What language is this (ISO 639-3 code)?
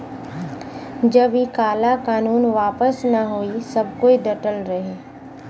bho